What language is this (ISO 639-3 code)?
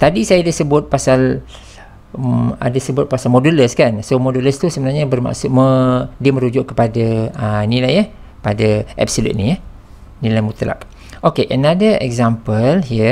msa